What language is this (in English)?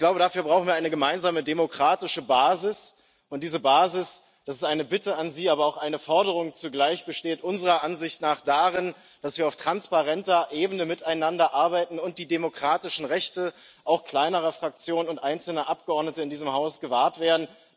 German